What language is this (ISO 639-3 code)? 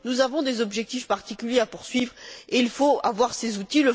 fra